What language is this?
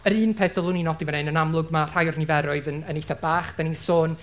Welsh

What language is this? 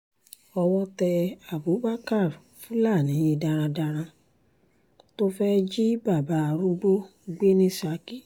Yoruba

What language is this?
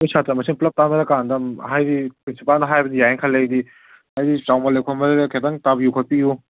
Manipuri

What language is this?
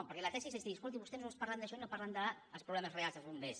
Catalan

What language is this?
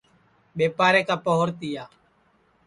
Sansi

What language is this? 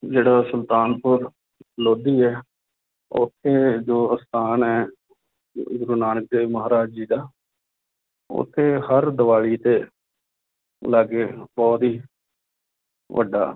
Punjabi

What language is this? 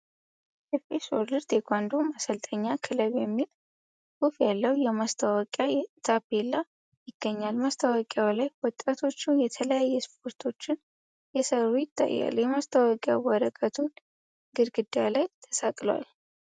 Amharic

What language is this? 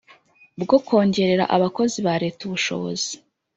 Kinyarwanda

